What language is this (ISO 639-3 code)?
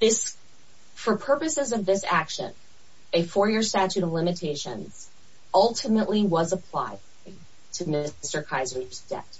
eng